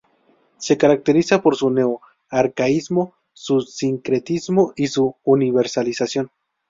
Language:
Spanish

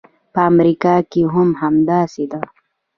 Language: Pashto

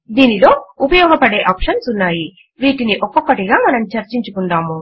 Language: Telugu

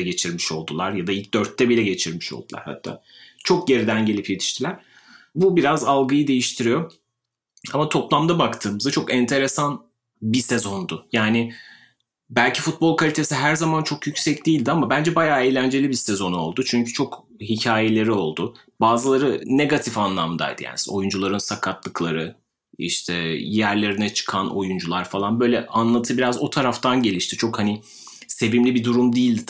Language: Turkish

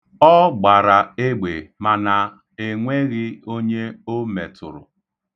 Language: Igbo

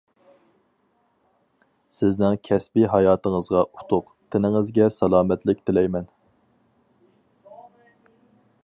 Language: Uyghur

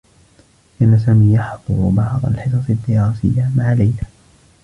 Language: Arabic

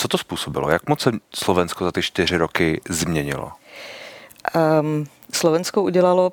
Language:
Czech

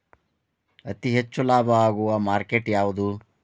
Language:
Kannada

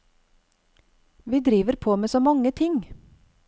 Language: Norwegian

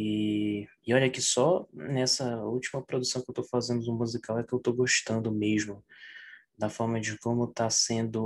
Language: Portuguese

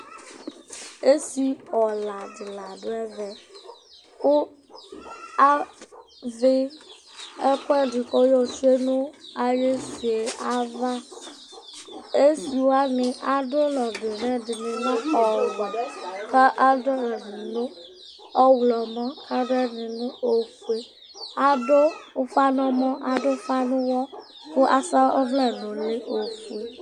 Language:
Ikposo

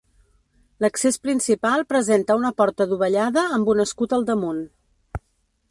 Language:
Catalan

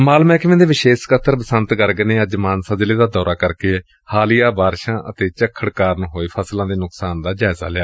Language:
Punjabi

